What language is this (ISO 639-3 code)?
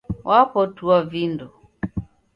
dav